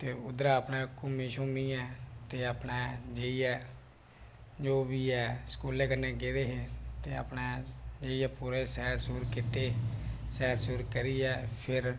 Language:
Dogri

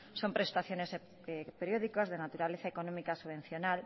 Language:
Spanish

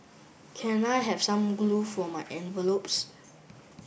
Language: English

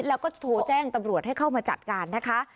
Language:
Thai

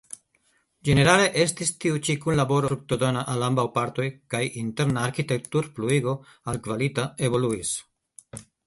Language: Esperanto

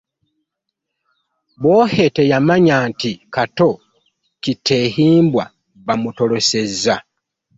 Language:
Ganda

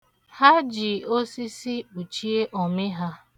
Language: Igbo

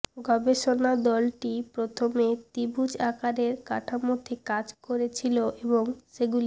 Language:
Bangla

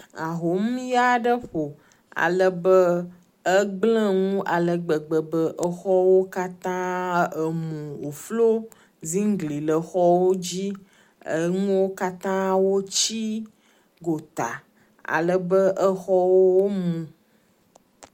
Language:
Ewe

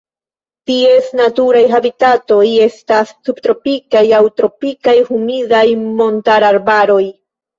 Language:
Esperanto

